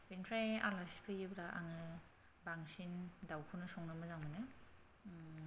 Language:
Bodo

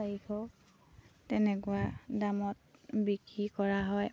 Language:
Assamese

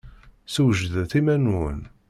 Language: Kabyle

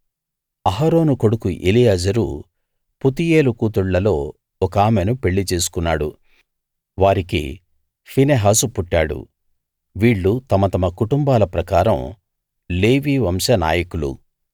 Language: Telugu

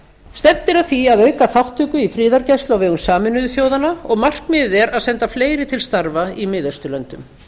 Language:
Icelandic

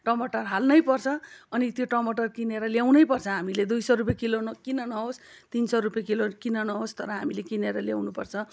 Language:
Nepali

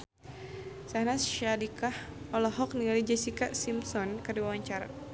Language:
Sundanese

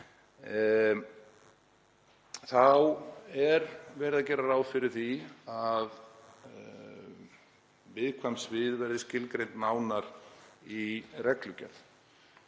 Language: Icelandic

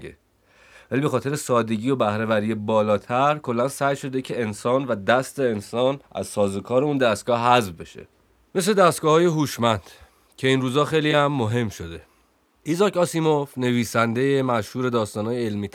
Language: Persian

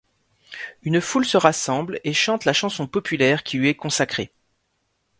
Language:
French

